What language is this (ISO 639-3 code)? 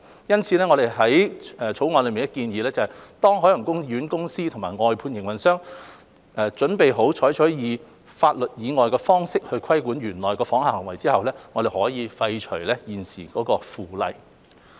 yue